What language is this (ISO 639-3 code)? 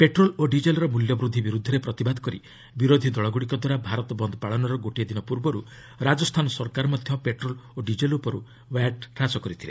ori